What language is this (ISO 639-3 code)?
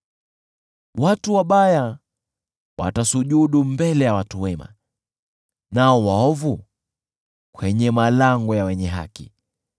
swa